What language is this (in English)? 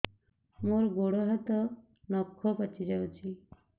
Odia